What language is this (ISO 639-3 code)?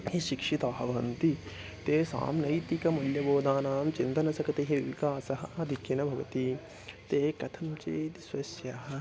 san